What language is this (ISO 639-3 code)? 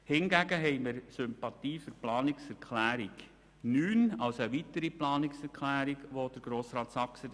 gsw